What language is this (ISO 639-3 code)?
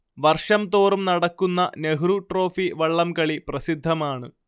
mal